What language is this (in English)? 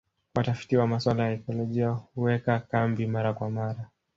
Swahili